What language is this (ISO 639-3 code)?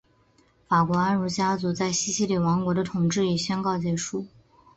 zho